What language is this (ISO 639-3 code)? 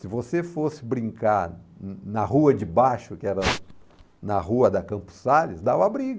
por